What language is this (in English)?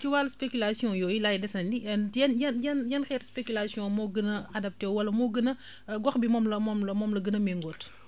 Wolof